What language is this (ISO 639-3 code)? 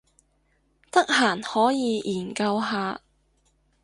yue